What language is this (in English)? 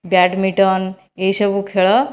Odia